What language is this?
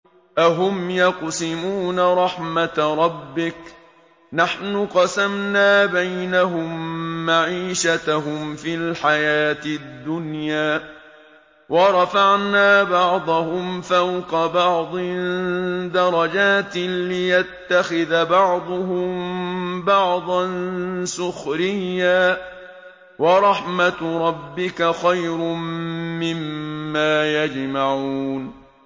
Arabic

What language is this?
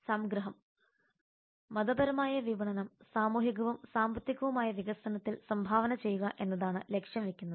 Malayalam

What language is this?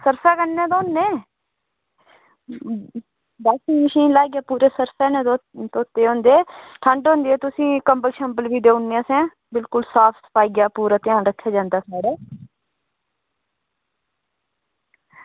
Dogri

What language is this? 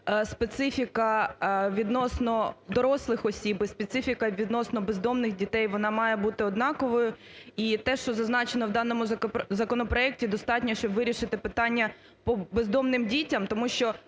Ukrainian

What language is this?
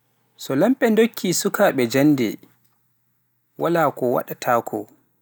Pular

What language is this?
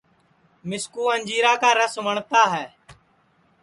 Sansi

